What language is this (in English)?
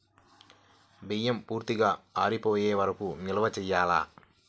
Telugu